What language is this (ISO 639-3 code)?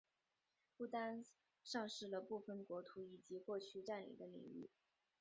zho